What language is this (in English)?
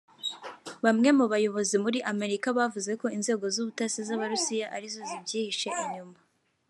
Kinyarwanda